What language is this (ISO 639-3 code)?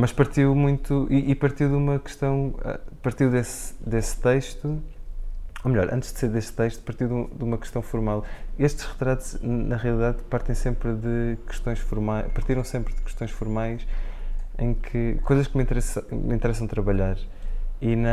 por